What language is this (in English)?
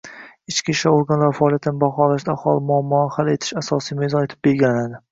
Uzbek